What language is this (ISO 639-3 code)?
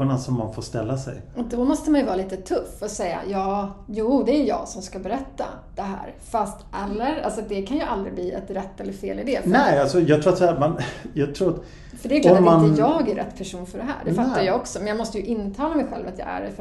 swe